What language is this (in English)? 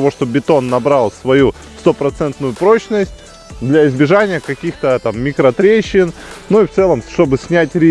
Russian